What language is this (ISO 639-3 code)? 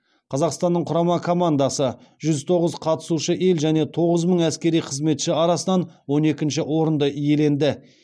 kaz